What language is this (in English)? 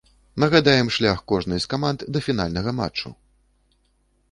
Belarusian